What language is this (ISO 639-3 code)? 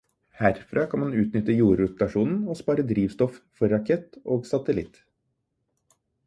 nob